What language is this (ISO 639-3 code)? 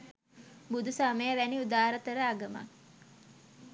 sin